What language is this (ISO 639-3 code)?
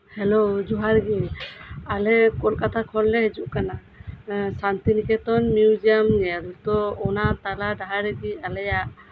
sat